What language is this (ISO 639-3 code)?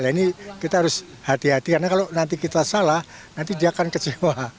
ind